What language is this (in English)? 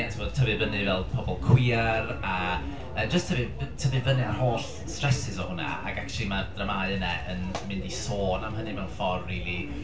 Welsh